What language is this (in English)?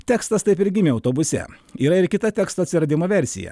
Lithuanian